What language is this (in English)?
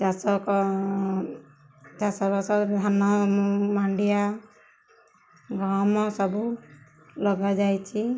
Odia